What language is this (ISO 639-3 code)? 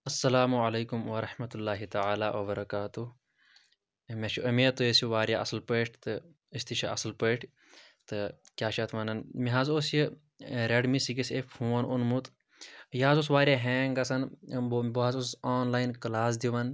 kas